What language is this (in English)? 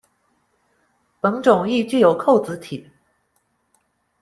Chinese